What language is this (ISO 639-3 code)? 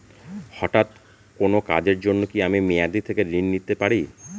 ben